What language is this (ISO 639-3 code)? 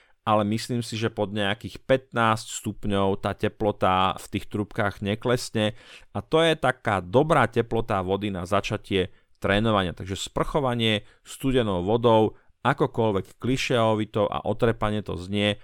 slk